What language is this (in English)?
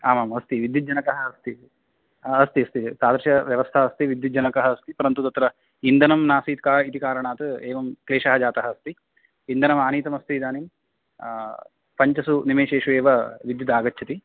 Sanskrit